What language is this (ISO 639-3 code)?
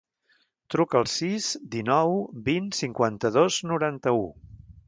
cat